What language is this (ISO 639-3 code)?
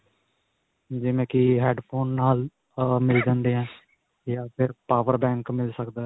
pan